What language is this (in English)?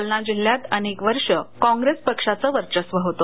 Marathi